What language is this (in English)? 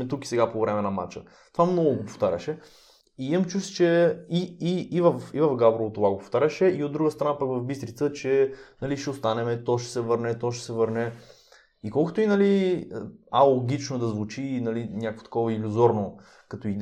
Bulgarian